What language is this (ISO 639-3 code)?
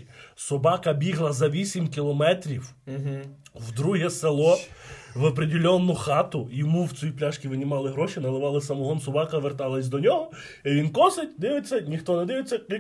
ukr